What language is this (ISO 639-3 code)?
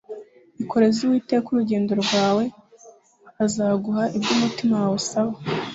kin